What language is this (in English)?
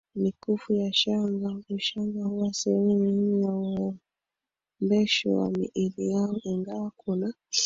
Swahili